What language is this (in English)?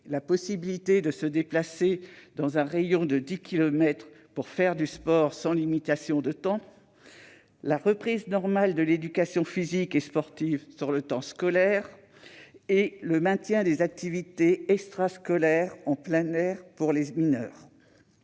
French